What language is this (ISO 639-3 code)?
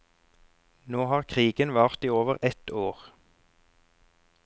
nor